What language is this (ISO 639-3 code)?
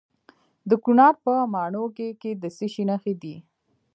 pus